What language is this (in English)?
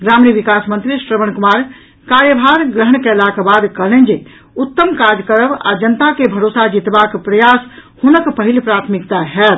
Maithili